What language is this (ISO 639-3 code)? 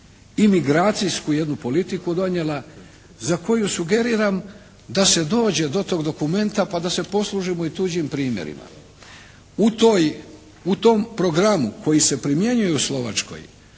hrv